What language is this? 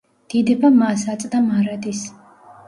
Georgian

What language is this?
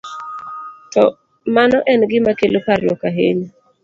Luo (Kenya and Tanzania)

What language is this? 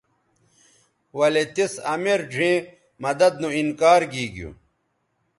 Bateri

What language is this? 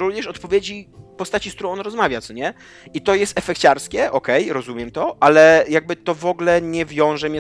Polish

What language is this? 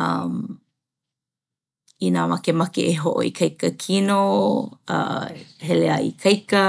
Hawaiian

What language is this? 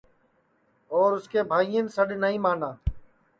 Sansi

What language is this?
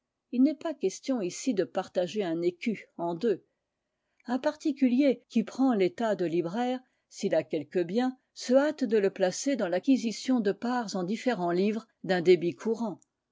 French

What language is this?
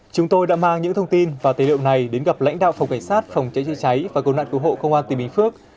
Vietnamese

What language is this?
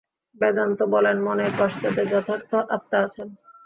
Bangla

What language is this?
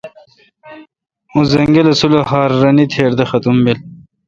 Kalkoti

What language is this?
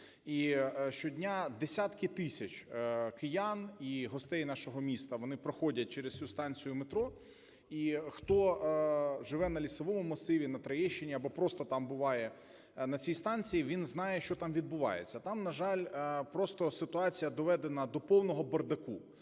Ukrainian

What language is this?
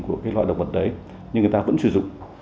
Vietnamese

